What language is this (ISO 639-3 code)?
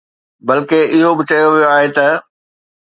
snd